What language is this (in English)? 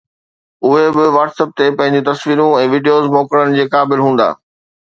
Sindhi